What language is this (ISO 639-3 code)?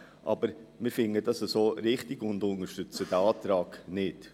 gsw